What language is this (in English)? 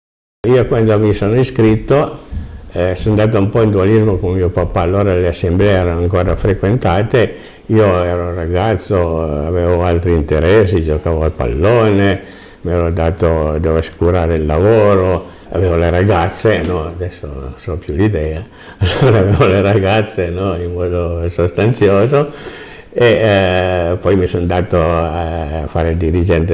Italian